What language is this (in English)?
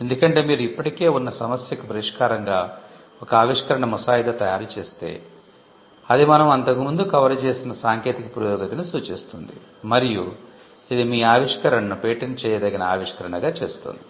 Telugu